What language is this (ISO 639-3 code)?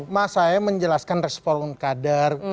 ind